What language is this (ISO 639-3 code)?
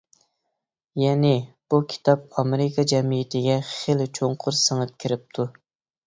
uig